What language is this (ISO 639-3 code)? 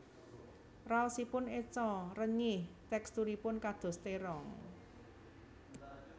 jav